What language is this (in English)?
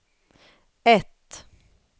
Swedish